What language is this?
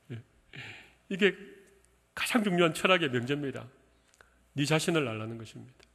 Korean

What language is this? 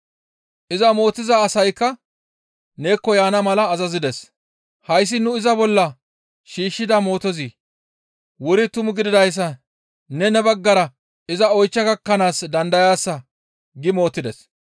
Gamo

